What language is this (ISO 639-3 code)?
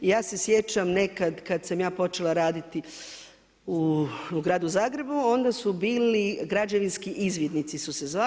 hrv